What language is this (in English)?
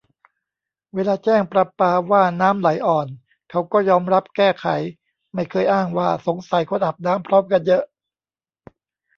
Thai